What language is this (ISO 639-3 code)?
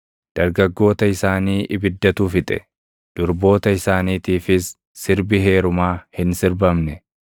orm